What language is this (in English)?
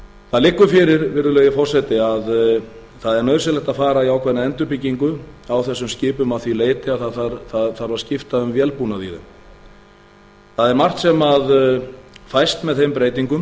Icelandic